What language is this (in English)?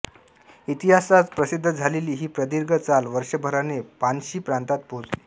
Marathi